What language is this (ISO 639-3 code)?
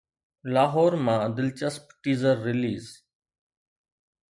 snd